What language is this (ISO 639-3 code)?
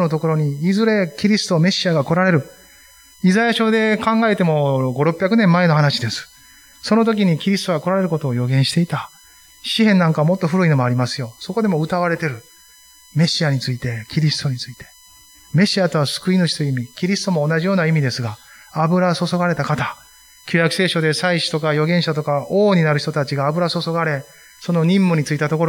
jpn